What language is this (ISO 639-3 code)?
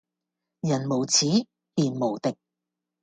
yue